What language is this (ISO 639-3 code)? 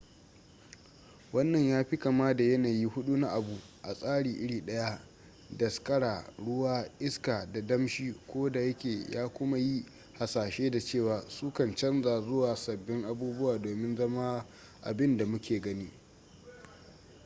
hau